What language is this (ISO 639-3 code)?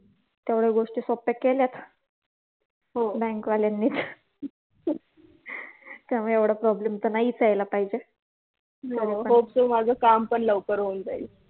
mar